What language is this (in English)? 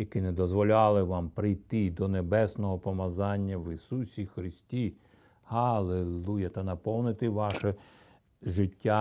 Ukrainian